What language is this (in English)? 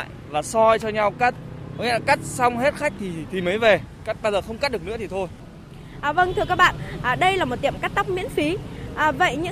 Vietnamese